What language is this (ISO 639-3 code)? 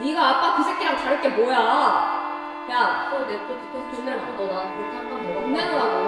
kor